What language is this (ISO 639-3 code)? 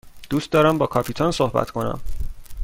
fas